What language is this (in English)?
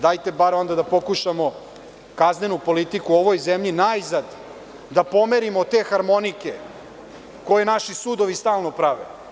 Serbian